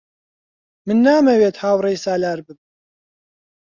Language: Central Kurdish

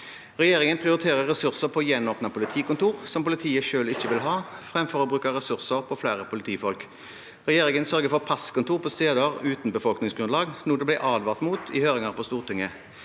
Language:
Norwegian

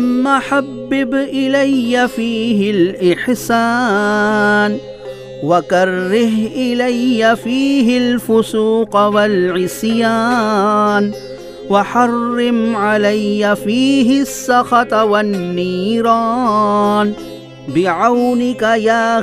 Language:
Urdu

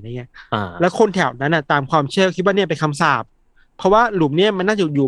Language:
Thai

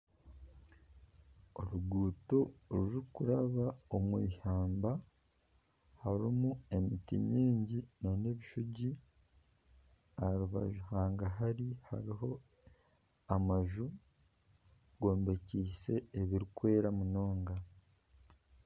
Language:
Nyankole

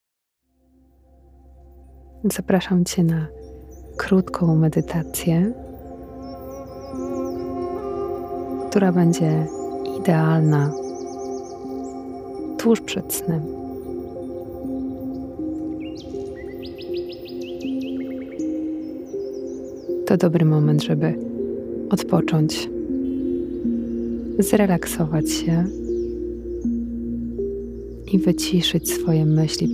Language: Polish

